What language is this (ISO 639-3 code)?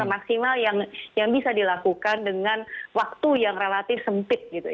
ind